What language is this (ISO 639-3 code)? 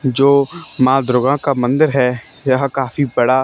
hin